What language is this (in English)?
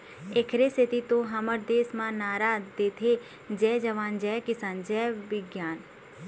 Chhattisgarhi